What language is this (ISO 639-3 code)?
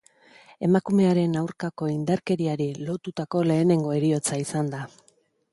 eus